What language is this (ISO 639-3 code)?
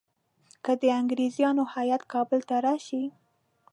pus